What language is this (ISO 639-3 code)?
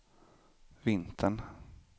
swe